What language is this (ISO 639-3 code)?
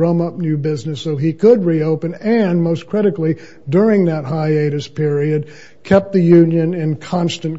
eng